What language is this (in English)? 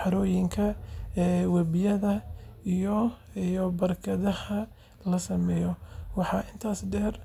Somali